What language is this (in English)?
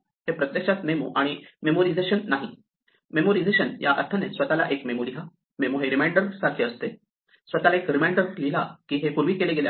Marathi